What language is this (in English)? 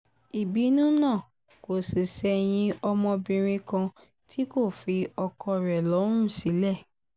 Yoruba